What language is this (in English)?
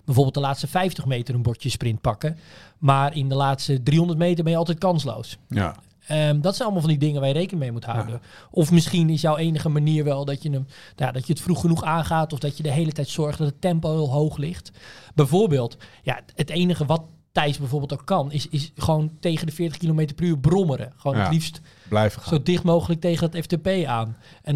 Dutch